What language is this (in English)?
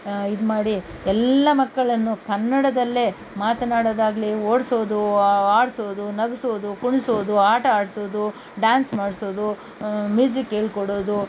Kannada